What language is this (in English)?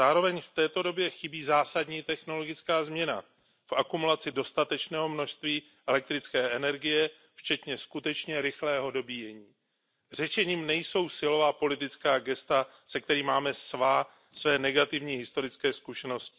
Czech